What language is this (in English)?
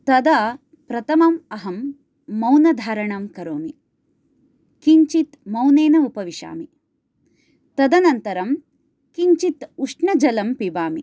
Sanskrit